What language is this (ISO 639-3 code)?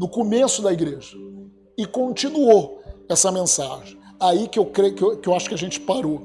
por